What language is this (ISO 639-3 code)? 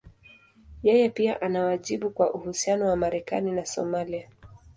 swa